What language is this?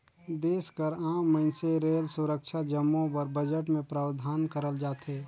Chhattisgarhi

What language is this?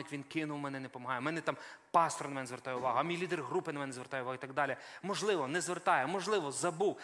Ukrainian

